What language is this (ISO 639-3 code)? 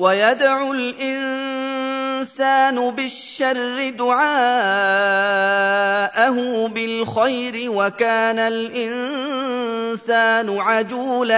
ara